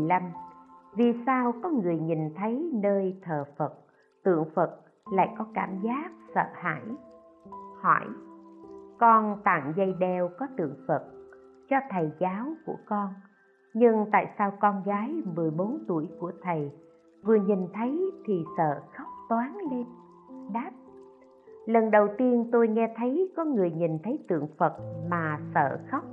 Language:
Vietnamese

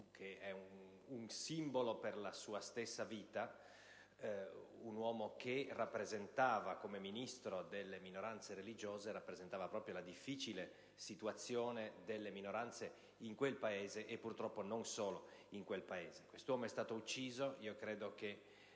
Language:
Italian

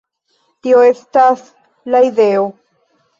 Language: Esperanto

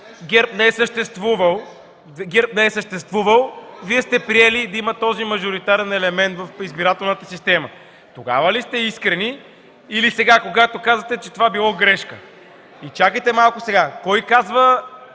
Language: Bulgarian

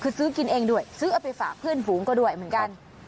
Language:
Thai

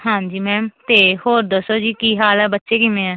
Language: Punjabi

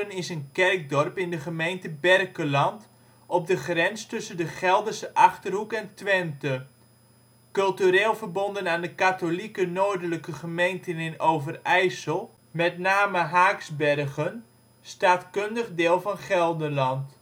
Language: Dutch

